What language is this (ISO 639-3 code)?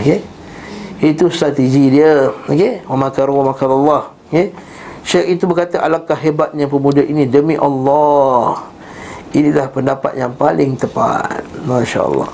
msa